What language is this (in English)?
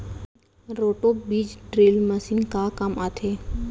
Chhattisgarhi